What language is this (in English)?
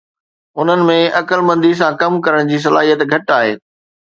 Sindhi